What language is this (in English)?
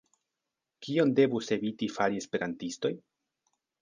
Esperanto